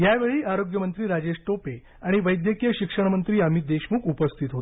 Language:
Marathi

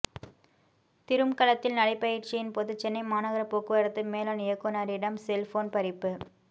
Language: Tamil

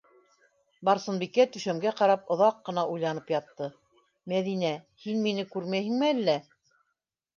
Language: Bashkir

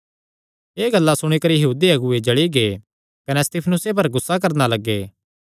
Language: Kangri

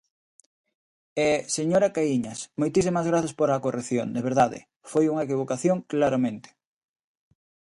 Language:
Galician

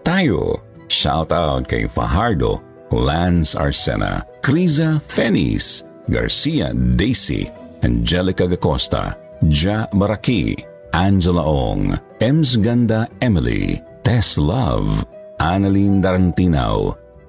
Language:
Filipino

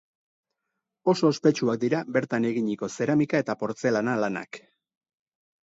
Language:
Basque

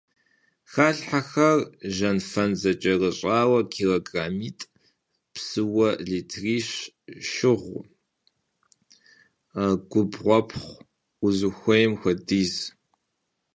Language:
Kabardian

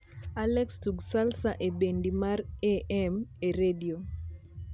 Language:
Luo (Kenya and Tanzania)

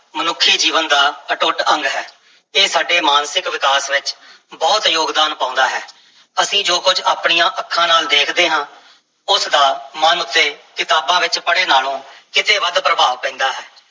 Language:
Punjabi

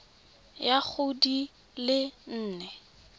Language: Tswana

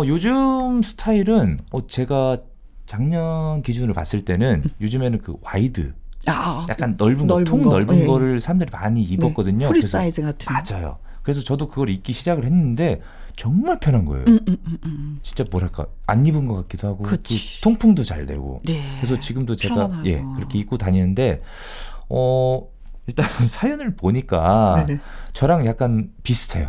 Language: Korean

